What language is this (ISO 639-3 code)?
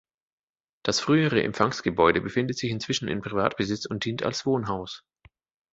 deu